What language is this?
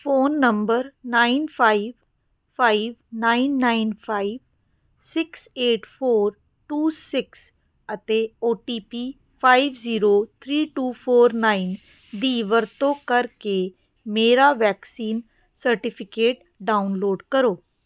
Punjabi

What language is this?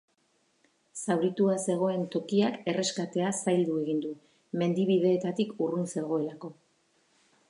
Basque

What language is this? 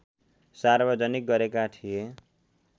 Nepali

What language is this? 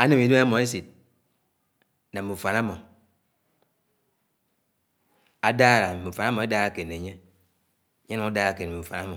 Anaang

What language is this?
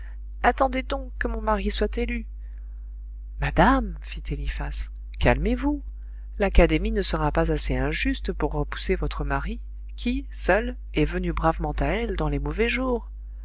French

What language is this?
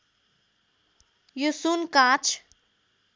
Nepali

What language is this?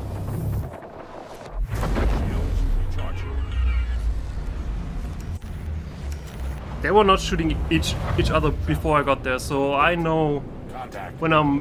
English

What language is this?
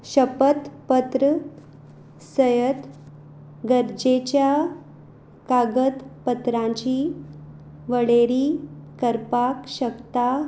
Konkani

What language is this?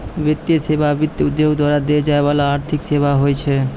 Maithili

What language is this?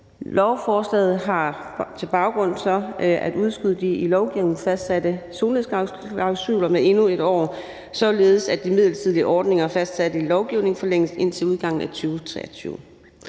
Danish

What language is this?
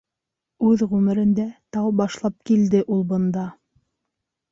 Bashkir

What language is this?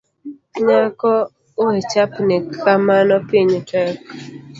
Luo (Kenya and Tanzania)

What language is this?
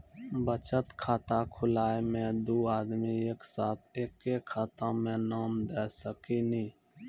Maithili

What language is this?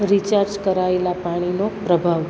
Gujarati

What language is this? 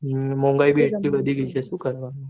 Gujarati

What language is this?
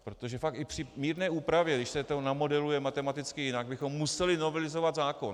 Czech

